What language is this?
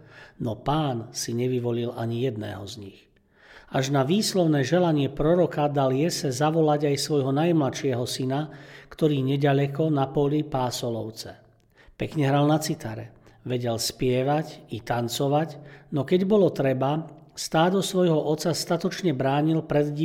Slovak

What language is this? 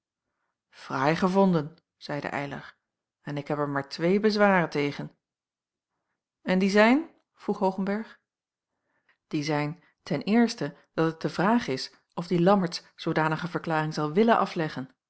Dutch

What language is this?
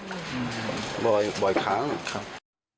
Thai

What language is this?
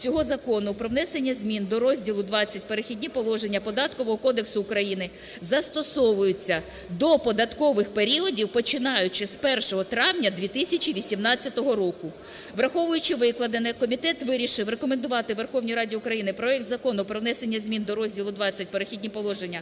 Ukrainian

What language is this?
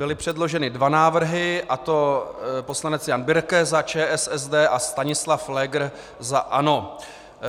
Czech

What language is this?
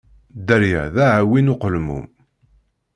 Kabyle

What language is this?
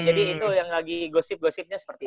Indonesian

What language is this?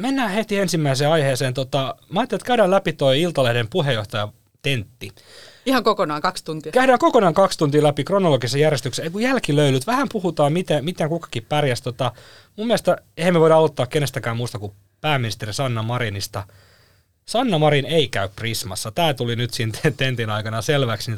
Finnish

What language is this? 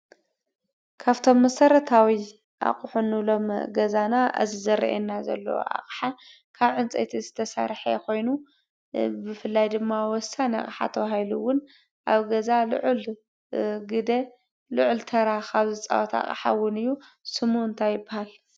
Tigrinya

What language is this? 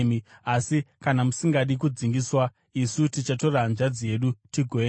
Shona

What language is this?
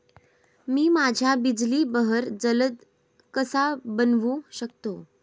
Marathi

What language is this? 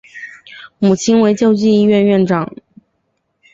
Chinese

